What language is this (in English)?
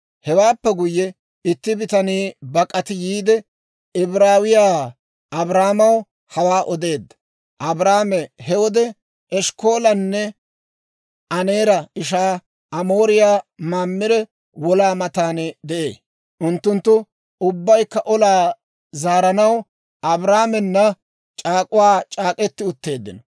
Dawro